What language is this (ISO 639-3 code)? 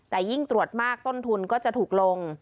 tha